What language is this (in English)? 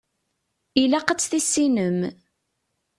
Kabyle